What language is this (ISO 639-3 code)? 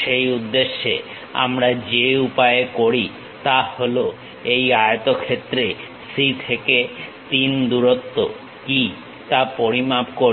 ben